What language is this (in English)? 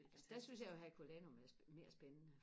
Danish